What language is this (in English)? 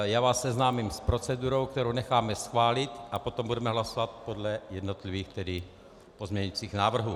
Czech